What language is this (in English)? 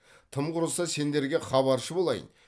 Kazakh